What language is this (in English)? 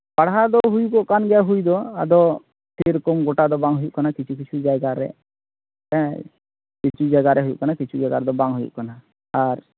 Santali